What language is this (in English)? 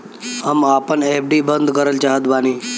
Bhojpuri